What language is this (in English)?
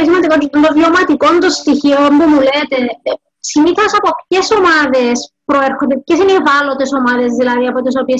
Greek